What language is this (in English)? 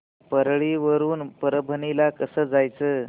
Marathi